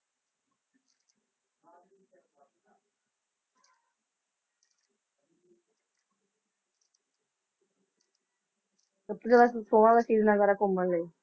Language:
Punjabi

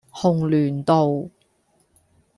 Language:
Cantonese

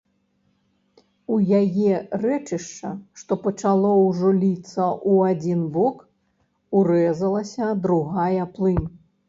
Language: Belarusian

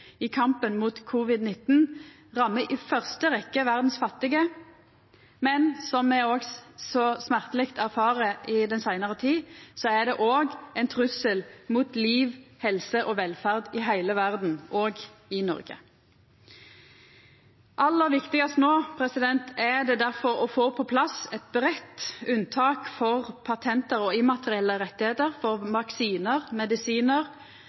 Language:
Norwegian Nynorsk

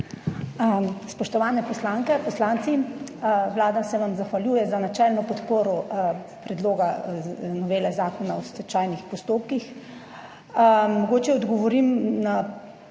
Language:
Slovenian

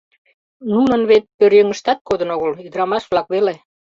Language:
Mari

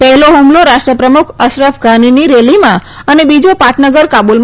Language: Gujarati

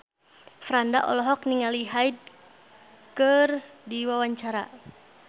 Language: Sundanese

